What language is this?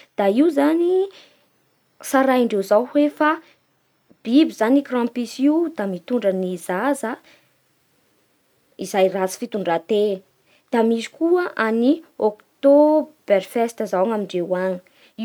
Bara Malagasy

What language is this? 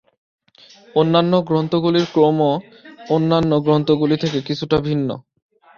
Bangla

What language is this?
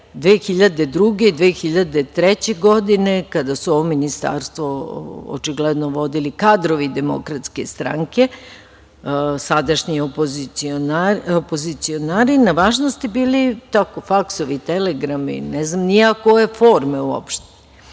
Serbian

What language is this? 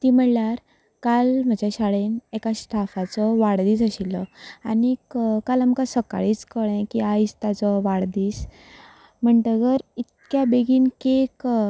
Konkani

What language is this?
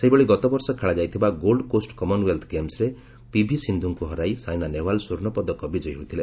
Odia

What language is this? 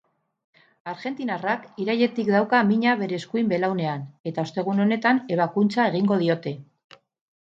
Basque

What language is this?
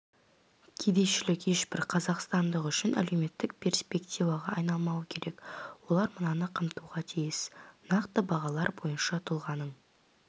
Kazakh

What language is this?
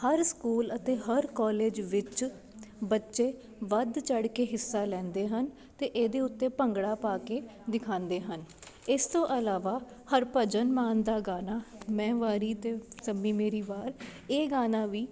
Punjabi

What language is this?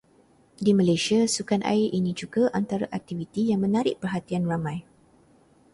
Malay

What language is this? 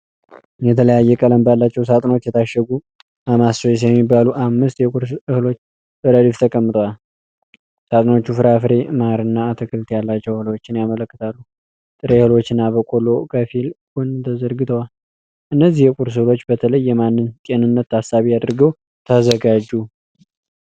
Amharic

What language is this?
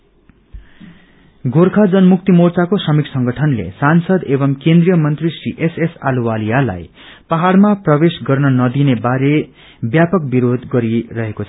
Nepali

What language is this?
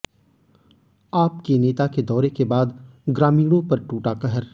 Hindi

